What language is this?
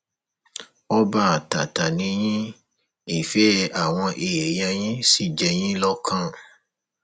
Yoruba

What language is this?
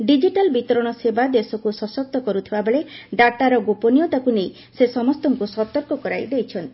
Odia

